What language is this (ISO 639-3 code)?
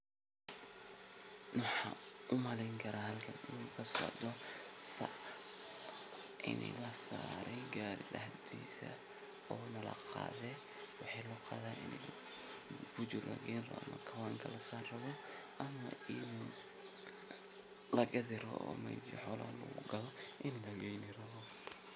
som